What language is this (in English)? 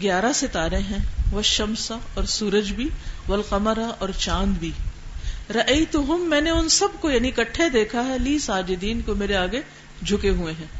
Urdu